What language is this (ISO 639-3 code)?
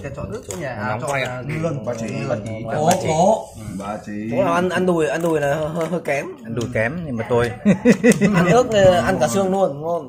vie